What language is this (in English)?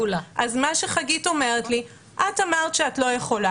Hebrew